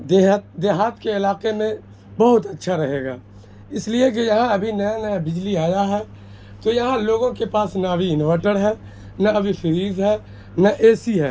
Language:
Urdu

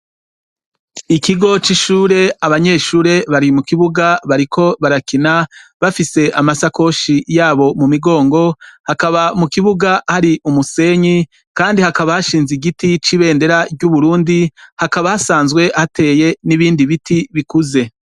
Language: Rundi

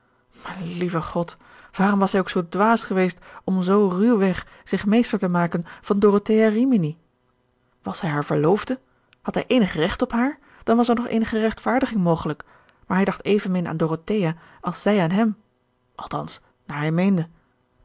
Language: Dutch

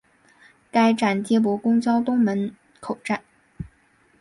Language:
Chinese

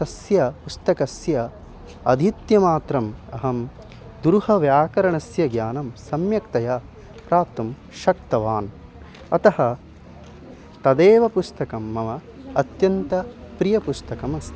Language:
Sanskrit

